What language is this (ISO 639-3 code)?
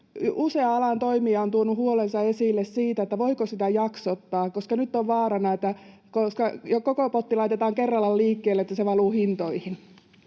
fin